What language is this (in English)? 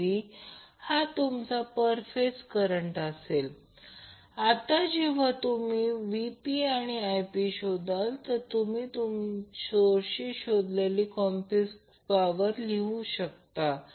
Marathi